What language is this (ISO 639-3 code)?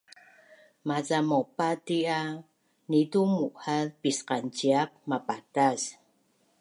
bnn